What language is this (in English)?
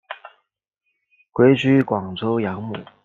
Chinese